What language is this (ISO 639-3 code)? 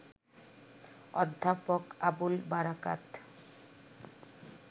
ben